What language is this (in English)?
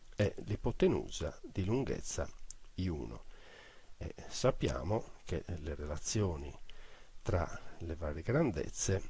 Italian